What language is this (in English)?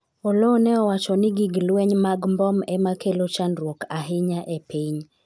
Luo (Kenya and Tanzania)